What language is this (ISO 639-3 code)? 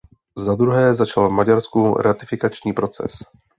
ces